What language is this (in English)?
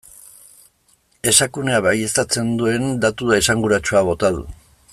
Basque